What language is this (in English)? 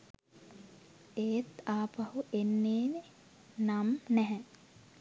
Sinhala